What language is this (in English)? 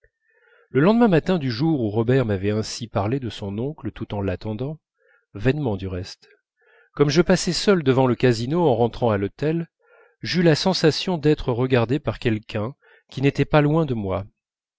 French